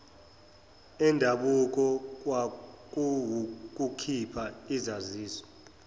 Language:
Zulu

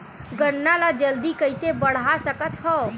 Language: Chhattisgarhi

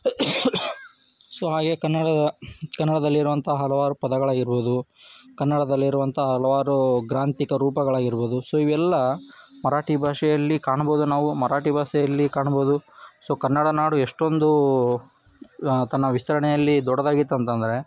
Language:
Kannada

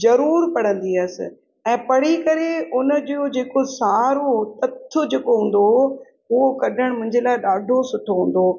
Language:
Sindhi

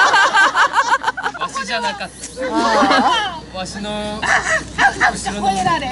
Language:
Japanese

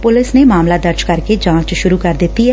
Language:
Punjabi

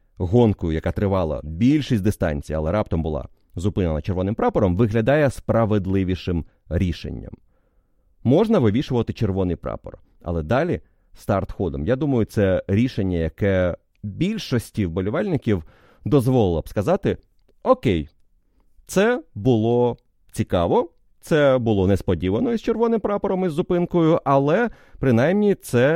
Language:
Ukrainian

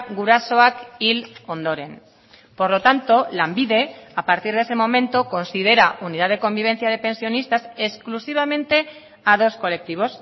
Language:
Spanish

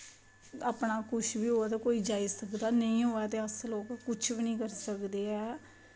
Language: Dogri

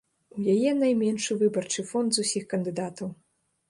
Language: Belarusian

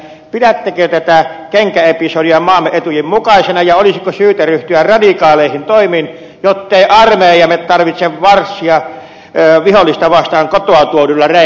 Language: Finnish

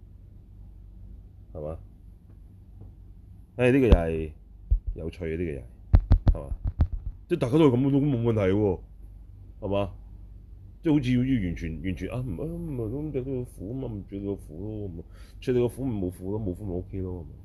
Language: Chinese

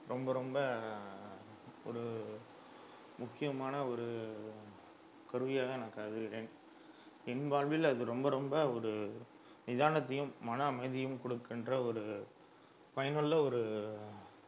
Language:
Tamil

